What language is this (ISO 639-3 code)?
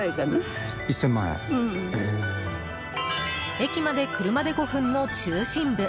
jpn